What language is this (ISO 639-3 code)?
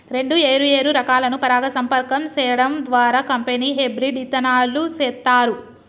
tel